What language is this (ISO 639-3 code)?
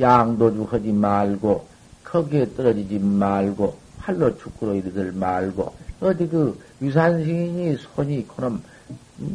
kor